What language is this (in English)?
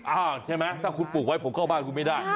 Thai